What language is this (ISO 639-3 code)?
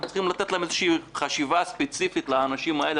heb